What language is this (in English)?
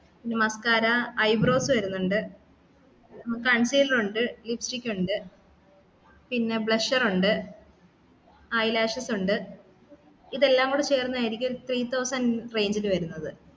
Malayalam